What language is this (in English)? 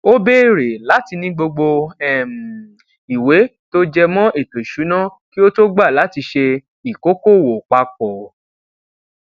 Yoruba